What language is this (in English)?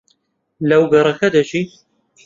Central Kurdish